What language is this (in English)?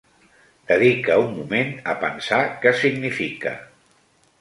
Catalan